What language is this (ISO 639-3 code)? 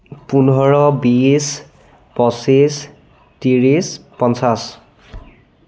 asm